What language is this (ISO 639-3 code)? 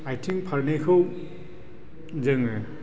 brx